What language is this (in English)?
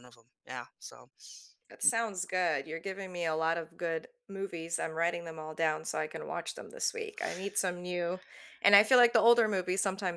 English